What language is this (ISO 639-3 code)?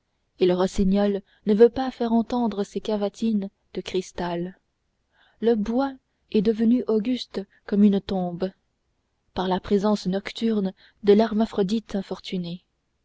fra